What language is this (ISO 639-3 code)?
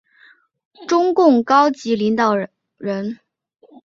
zho